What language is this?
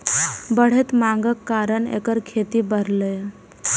Maithili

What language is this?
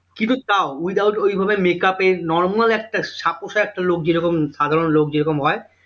Bangla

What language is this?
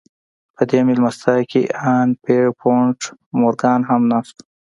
Pashto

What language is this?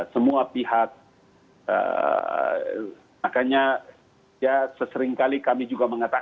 Indonesian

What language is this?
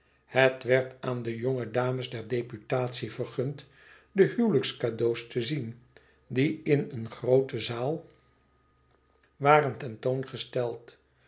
Dutch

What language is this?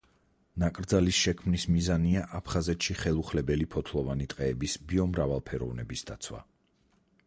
Georgian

